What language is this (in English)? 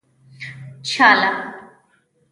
Pashto